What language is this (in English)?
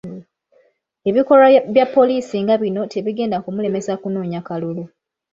Ganda